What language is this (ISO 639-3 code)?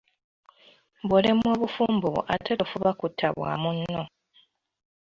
lug